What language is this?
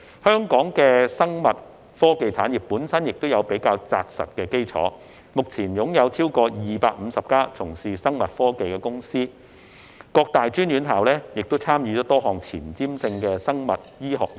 Cantonese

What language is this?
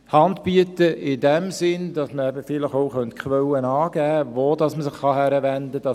Swiss German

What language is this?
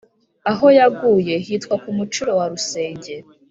Kinyarwanda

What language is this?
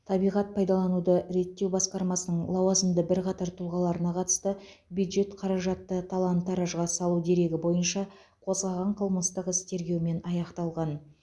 Kazakh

